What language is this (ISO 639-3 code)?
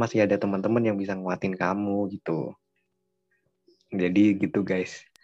ind